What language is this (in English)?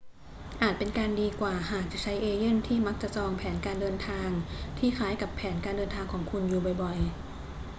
Thai